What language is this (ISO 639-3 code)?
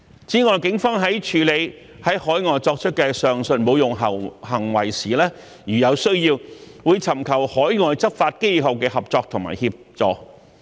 yue